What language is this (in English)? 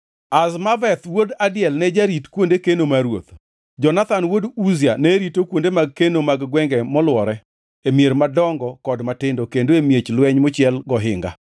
Luo (Kenya and Tanzania)